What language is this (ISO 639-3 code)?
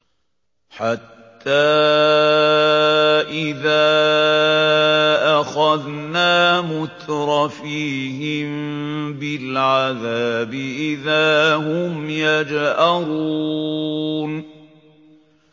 ara